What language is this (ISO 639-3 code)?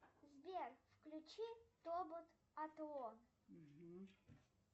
rus